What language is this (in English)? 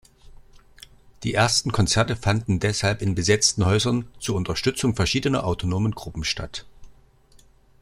German